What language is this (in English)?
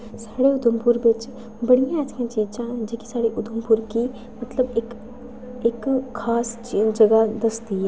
Dogri